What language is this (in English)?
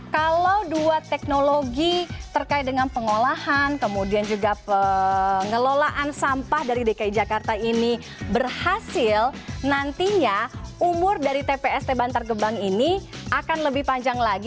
Indonesian